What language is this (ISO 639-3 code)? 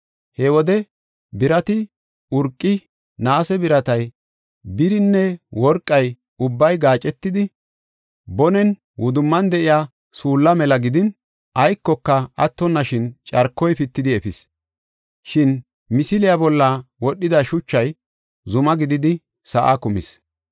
gof